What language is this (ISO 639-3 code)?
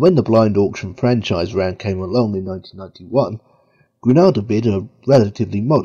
eng